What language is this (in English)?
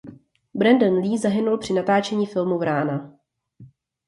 Czech